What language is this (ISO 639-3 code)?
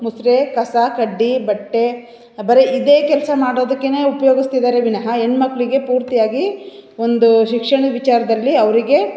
kan